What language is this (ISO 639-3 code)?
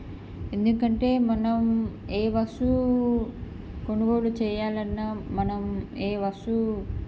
tel